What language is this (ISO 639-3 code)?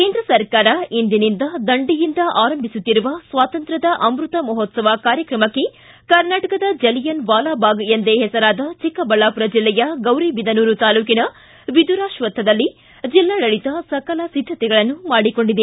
kan